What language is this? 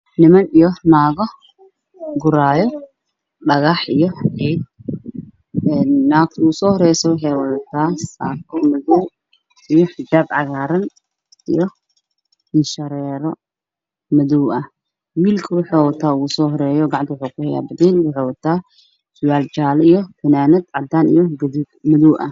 Somali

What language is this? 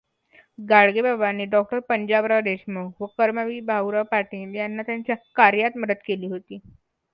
Marathi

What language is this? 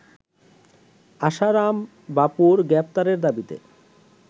Bangla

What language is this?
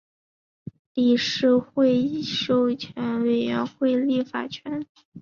Chinese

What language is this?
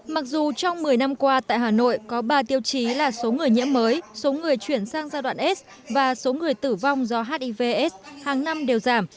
Vietnamese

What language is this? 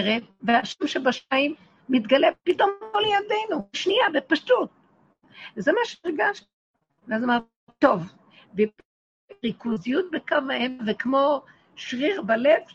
Hebrew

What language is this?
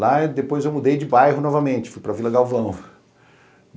Portuguese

